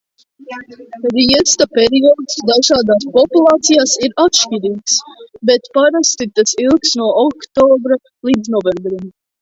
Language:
Latvian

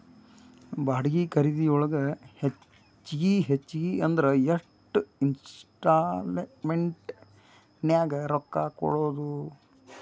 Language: Kannada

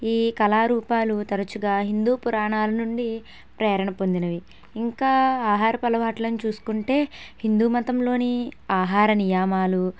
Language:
Telugu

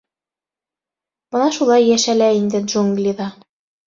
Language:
Bashkir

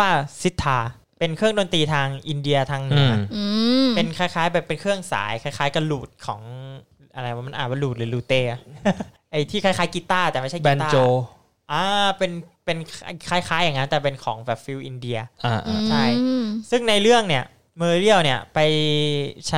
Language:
Thai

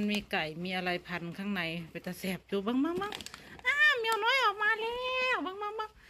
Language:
Thai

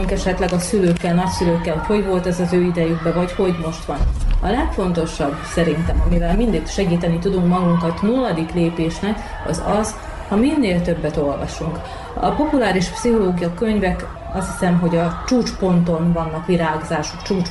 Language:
Hungarian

